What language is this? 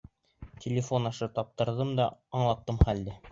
Bashkir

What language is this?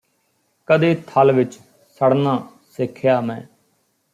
Punjabi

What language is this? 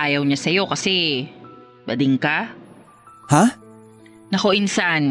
Filipino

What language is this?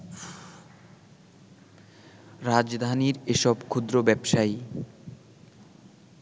Bangla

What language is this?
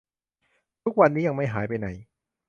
Thai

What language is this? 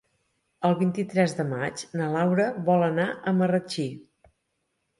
Catalan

